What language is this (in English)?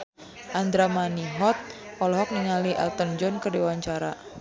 Sundanese